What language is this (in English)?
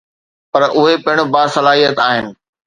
Sindhi